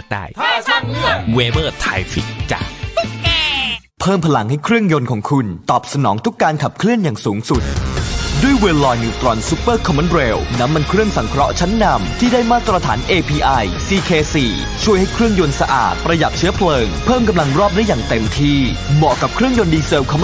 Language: Thai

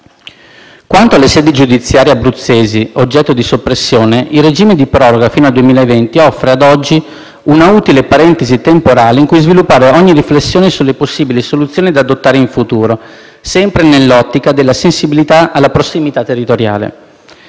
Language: Italian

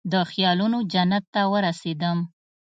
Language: Pashto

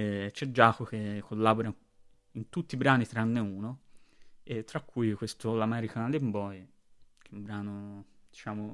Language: Italian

